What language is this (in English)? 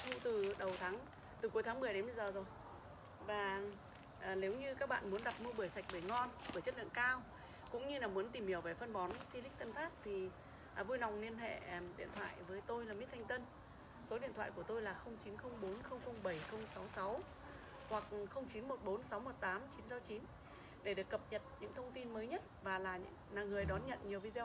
Vietnamese